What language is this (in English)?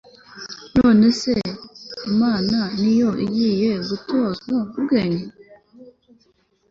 Kinyarwanda